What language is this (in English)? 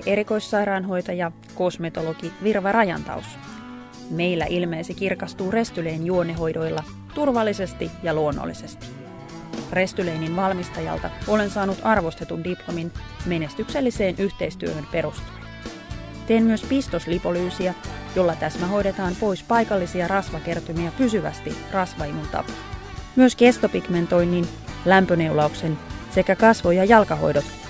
Finnish